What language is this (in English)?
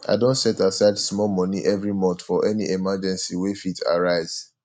Nigerian Pidgin